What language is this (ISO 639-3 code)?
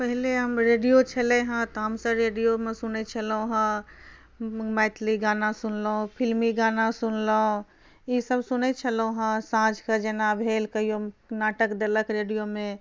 mai